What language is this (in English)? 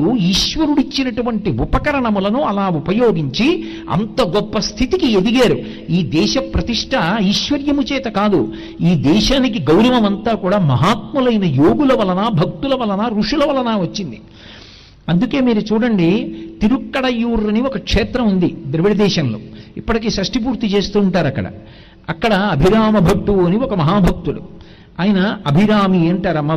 Telugu